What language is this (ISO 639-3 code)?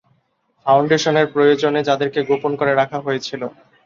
ben